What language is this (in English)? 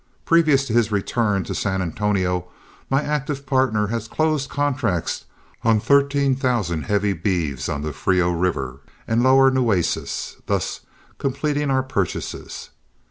English